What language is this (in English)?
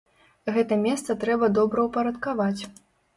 Belarusian